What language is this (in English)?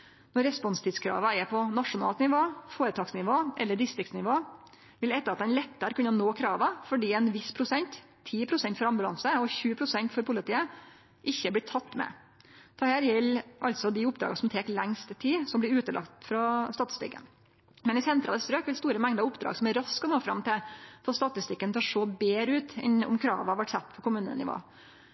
Norwegian Nynorsk